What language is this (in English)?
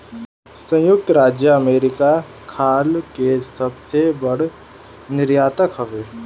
Bhojpuri